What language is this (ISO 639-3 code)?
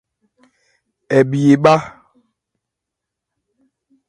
ebr